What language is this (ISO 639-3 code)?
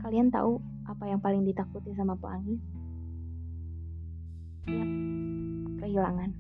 ind